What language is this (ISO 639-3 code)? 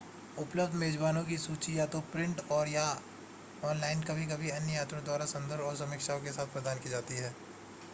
hin